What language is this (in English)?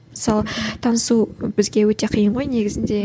Kazakh